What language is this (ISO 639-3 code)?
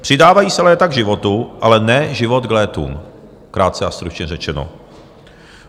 ces